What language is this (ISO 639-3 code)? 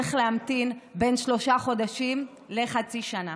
heb